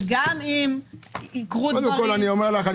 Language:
Hebrew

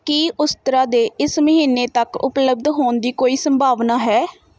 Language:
Punjabi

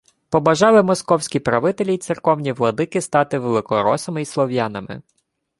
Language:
Ukrainian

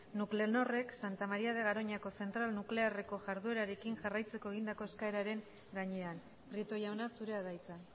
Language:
Basque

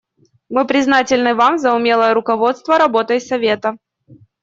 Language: Russian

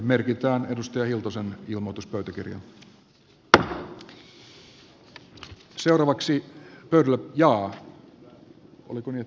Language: Finnish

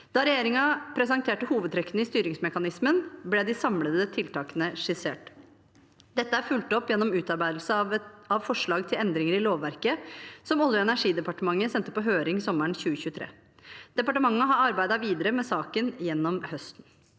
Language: Norwegian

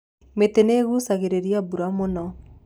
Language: Kikuyu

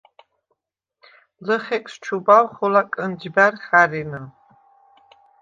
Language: Svan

